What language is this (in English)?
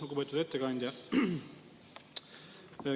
Estonian